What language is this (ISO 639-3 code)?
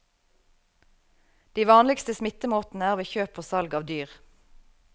nor